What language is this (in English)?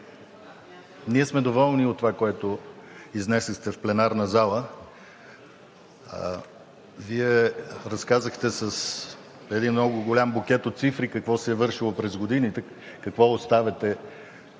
Bulgarian